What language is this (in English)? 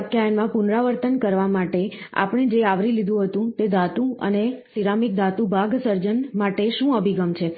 Gujarati